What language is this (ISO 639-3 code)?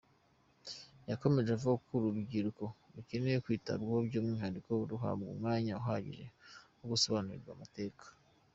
kin